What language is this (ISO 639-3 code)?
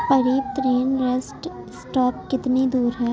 urd